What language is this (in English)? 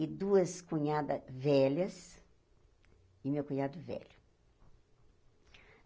Portuguese